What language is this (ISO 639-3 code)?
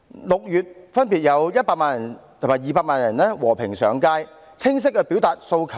yue